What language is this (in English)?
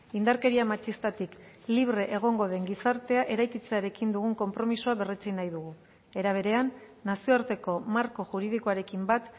Basque